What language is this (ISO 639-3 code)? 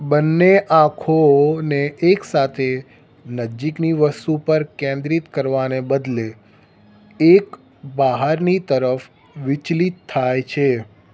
guj